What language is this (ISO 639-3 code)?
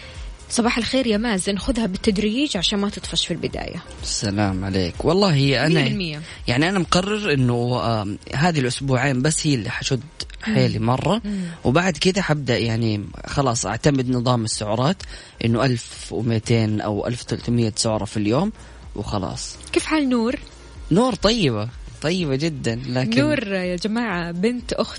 ara